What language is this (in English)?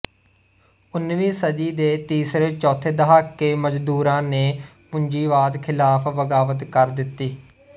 Punjabi